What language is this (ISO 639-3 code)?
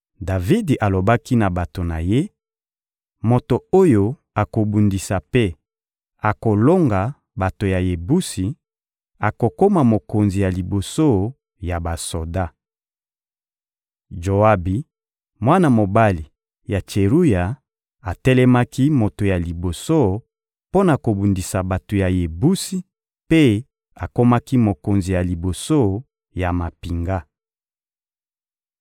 lin